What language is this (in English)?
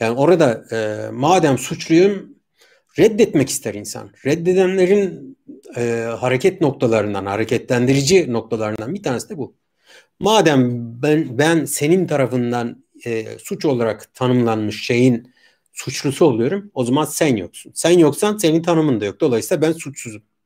Turkish